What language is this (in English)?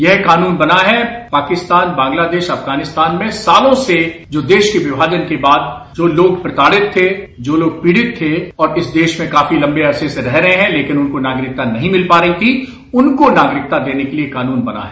Hindi